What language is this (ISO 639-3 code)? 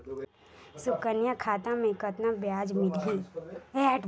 hne